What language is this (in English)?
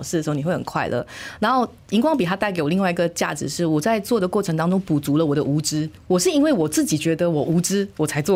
Chinese